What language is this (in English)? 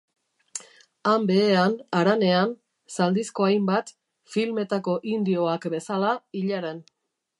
Basque